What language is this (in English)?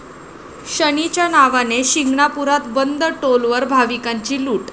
Marathi